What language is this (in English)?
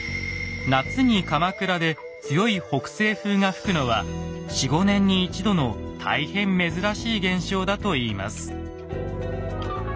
Japanese